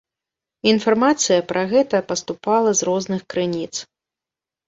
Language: Belarusian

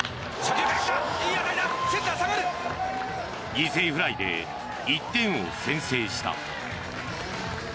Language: Japanese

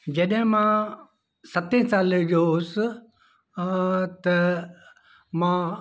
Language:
Sindhi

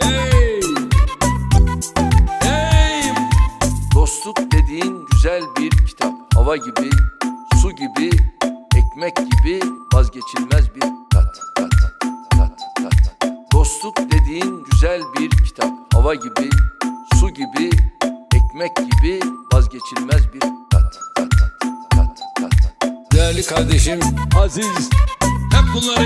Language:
Turkish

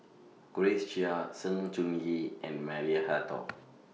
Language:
English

